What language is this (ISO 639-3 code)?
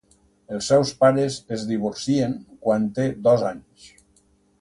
cat